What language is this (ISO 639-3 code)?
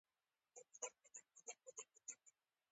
pus